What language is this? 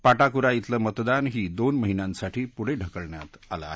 Marathi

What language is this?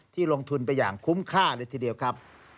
Thai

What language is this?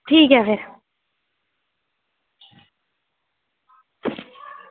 Dogri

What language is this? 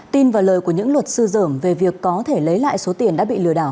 Vietnamese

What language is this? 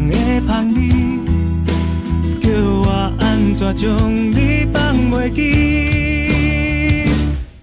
Chinese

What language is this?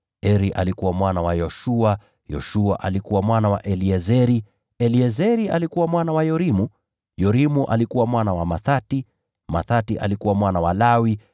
Swahili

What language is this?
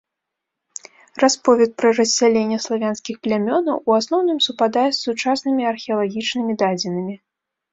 Belarusian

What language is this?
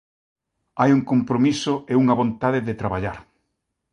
Galician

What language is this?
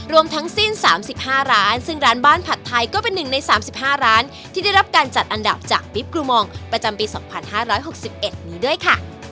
Thai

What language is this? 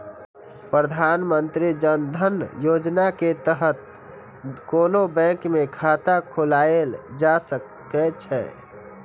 Maithili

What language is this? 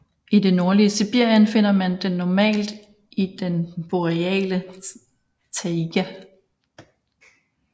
Danish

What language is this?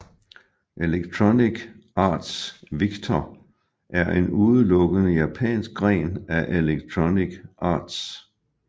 Danish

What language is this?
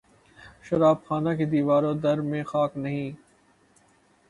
Urdu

